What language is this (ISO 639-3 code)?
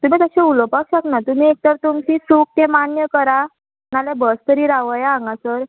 kok